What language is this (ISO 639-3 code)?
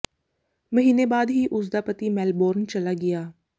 pan